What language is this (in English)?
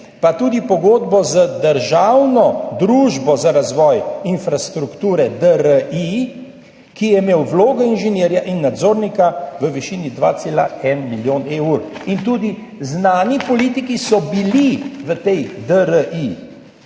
Slovenian